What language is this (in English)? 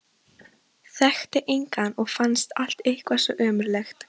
Icelandic